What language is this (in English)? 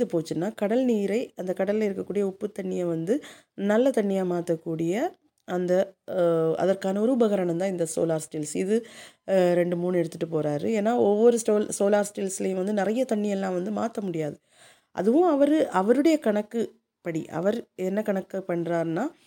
Tamil